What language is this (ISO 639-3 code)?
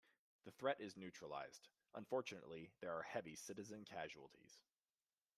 eng